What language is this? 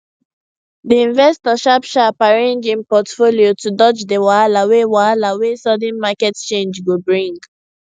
Nigerian Pidgin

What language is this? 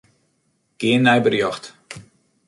Western Frisian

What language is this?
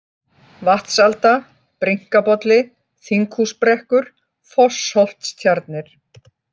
Icelandic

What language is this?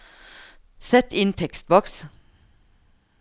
Norwegian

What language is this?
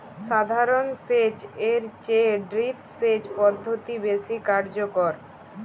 Bangla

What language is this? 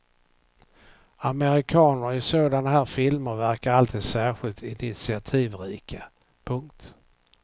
Swedish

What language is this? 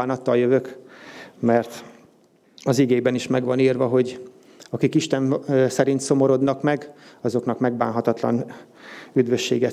Hungarian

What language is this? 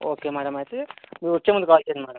Telugu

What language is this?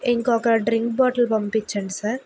Telugu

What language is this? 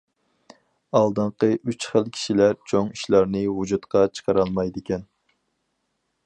Uyghur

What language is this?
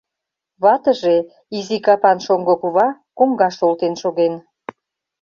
Mari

